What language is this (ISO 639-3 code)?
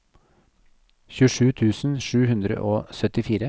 nor